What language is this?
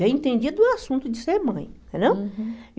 Portuguese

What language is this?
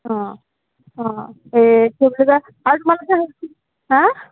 Assamese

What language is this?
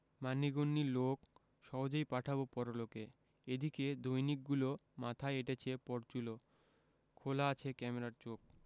Bangla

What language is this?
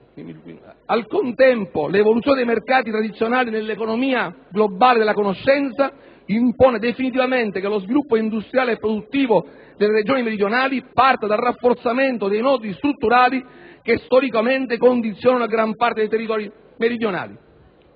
Italian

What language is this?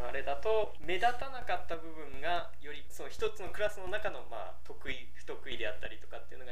Japanese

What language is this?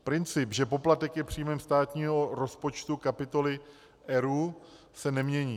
Czech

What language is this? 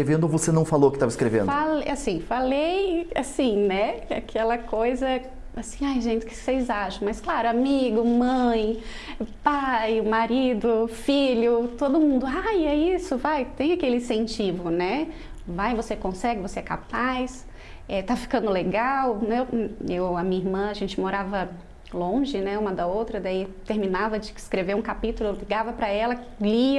Portuguese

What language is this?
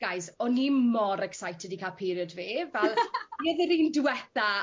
Welsh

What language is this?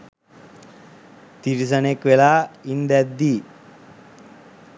Sinhala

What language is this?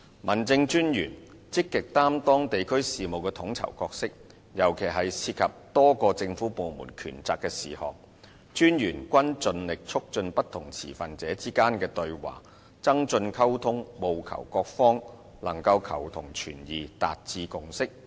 Cantonese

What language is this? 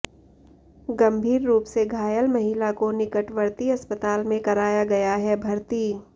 Hindi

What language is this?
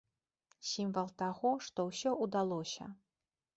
Belarusian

